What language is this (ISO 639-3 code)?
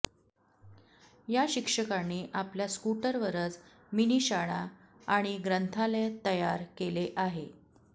mar